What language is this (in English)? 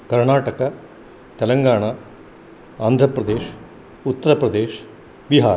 Sanskrit